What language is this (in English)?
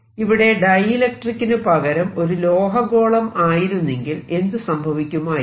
Malayalam